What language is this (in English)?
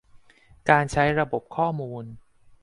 Thai